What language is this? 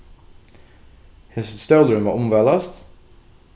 Faroese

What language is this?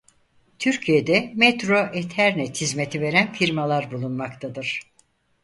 Turkish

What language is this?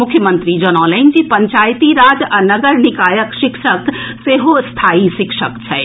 Maithili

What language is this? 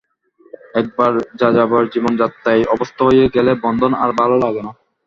Bangla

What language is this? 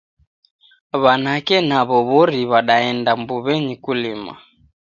Taita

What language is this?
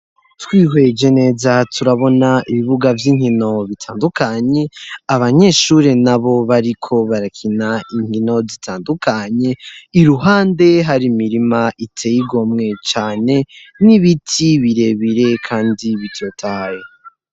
Rundi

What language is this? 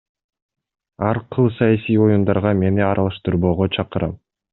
Kyrgyz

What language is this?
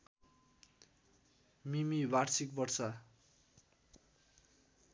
Nepali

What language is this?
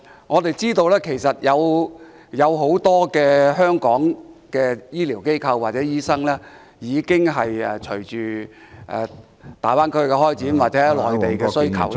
Cantonese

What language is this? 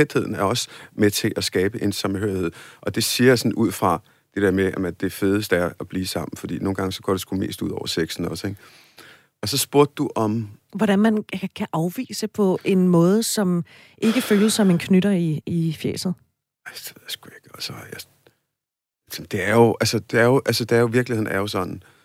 Danish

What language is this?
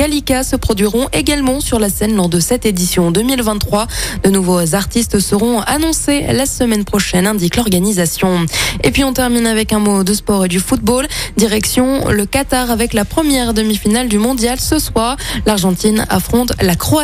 French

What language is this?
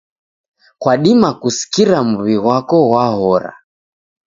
Taita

